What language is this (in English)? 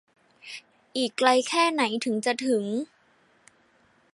Thai